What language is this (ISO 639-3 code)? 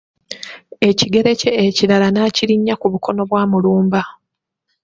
lug